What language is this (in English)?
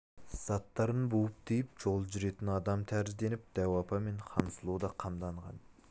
Kazakh